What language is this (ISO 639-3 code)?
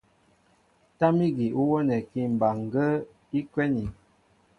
mbo